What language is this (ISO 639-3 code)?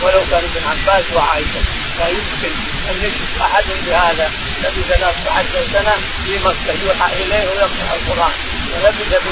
ara